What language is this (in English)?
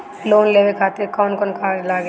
Bhojpuri